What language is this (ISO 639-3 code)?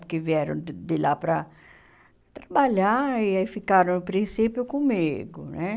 por